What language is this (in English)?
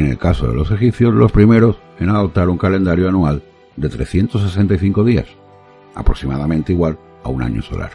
Spanish